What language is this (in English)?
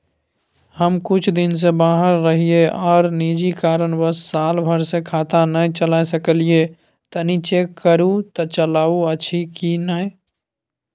Maithili